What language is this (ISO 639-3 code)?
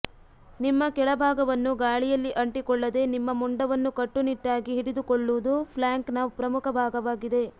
kan